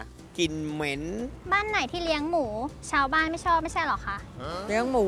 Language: Thai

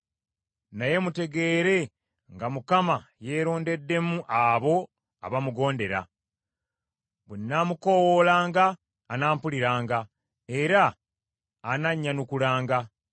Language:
Ganda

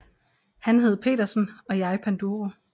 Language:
Danish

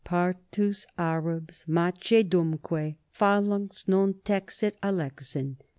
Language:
English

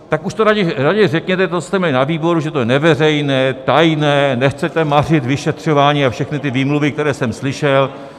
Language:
Czech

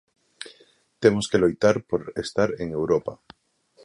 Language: Galician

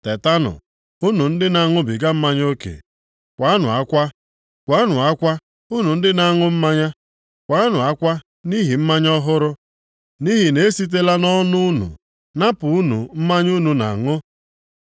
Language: Igbo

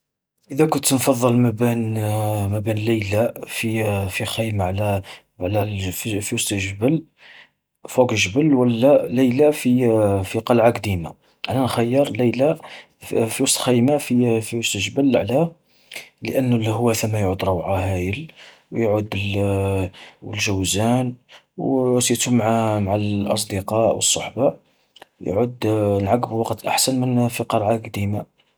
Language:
Algerian Arabic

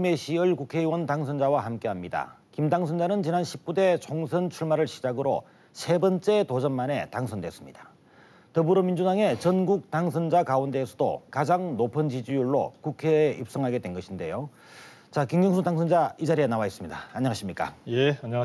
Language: Korean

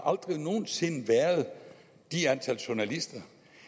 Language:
Danish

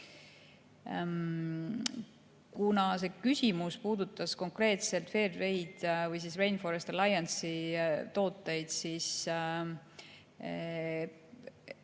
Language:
Estonian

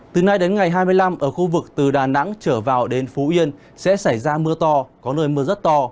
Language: Vietnamese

